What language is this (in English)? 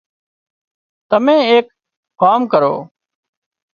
Wadiyara Koli